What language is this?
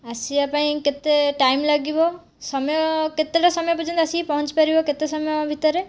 Odia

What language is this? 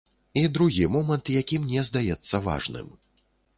Belarusian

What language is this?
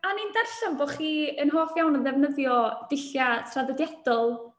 Welsh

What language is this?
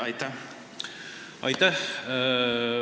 Estonian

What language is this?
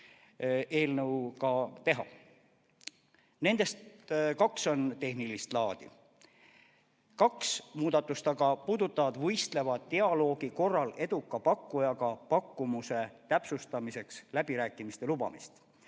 Estonian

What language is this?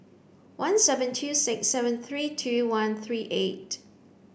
English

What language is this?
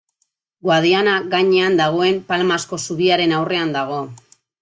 Basque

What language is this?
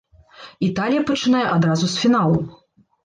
Belarusian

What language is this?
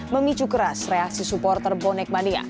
Indonesian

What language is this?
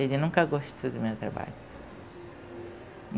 Portuguese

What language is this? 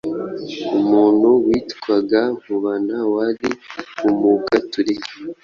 Kinyarwanda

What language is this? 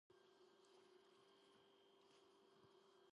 Georgian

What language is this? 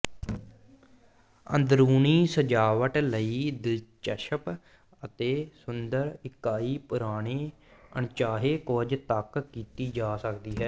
Punjabi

